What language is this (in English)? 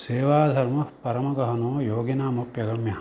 Sanskrit